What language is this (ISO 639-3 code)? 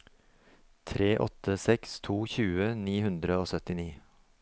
nor